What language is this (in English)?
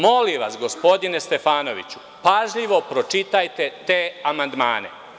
Serbian